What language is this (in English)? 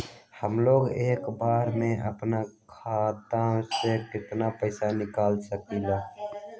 Magahi